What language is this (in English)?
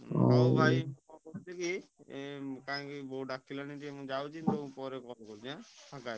Odia